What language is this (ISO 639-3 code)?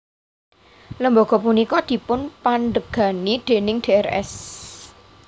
jav